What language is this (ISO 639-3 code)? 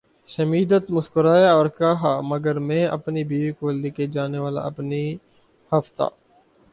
urd